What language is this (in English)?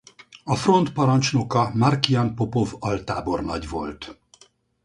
Hungarian